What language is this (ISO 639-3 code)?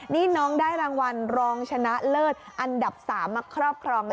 tha